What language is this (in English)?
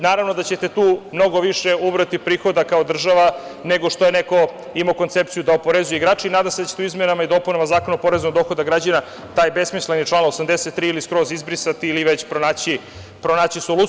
Serbian